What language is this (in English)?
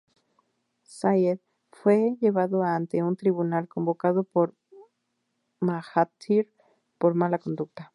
Spanish